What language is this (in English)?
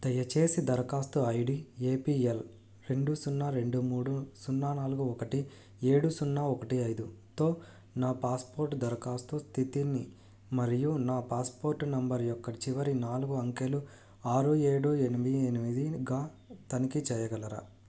Telugu